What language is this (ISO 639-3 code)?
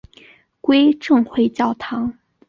zho